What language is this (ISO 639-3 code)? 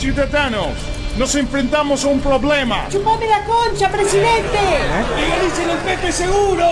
spa